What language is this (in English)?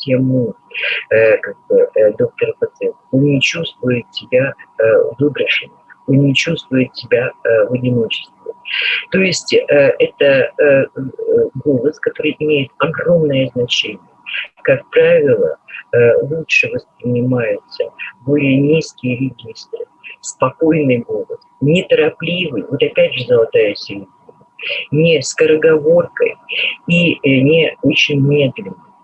Russian